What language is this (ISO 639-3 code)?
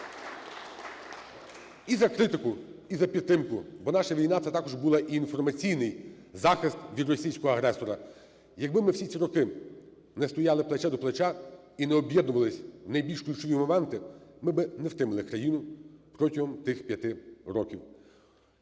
ukr